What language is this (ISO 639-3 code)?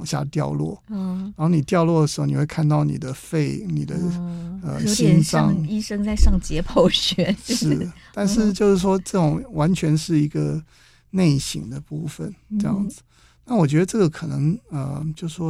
zho